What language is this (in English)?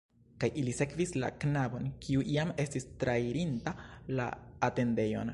Esperanto